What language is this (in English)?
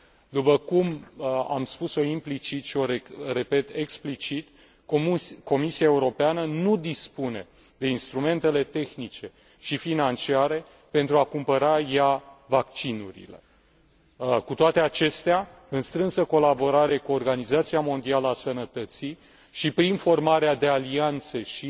Romanian